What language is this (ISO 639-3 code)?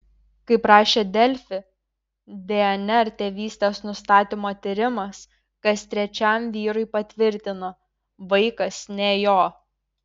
lit